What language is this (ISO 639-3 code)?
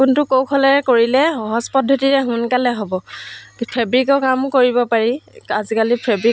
asm